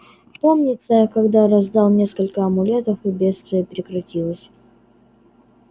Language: Russian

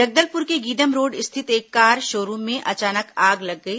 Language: Hindi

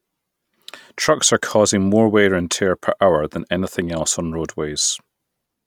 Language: English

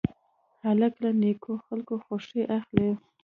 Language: Pashto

